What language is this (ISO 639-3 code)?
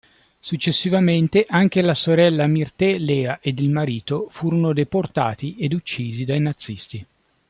ita